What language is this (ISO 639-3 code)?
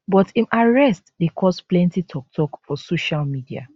pcm